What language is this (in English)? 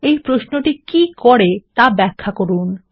Bangla